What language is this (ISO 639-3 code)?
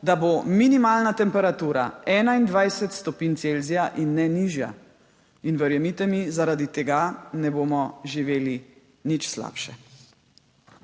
slv